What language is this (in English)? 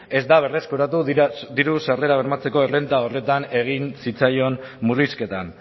Basque